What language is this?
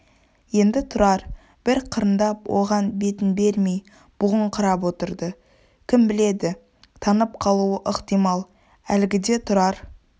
Kazakh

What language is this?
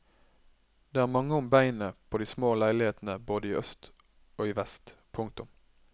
Norwegian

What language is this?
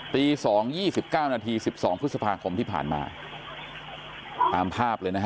Thai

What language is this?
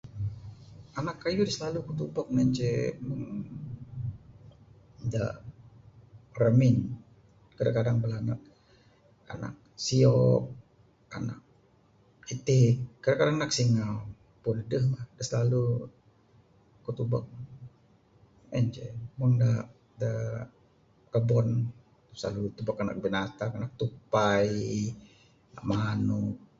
Bukar-Sadung Bidayuh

